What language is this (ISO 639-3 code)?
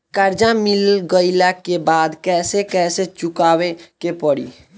bho